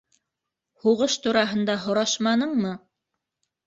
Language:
Bashkir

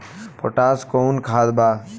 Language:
Bhojpuri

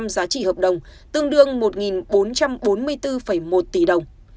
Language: Vietnamese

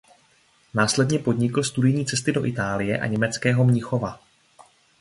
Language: Czech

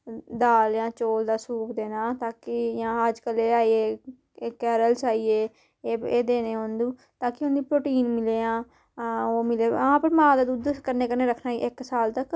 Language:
Dogri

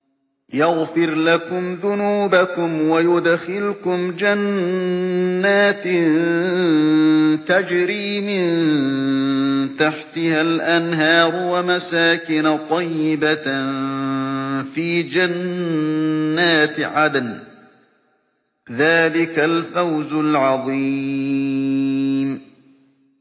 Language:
Arabic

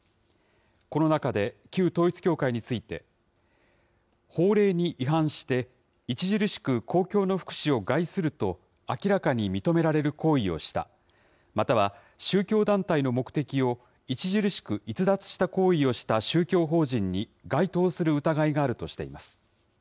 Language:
Japanese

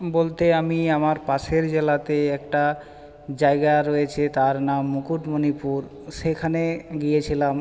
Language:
Bangla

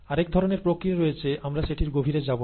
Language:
Bangla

